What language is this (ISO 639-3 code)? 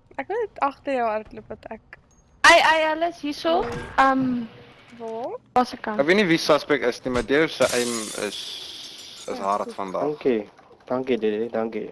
nld